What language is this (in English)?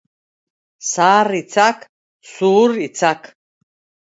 Basque